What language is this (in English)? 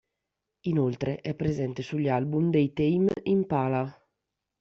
Italian